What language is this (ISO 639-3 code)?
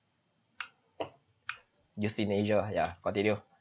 eng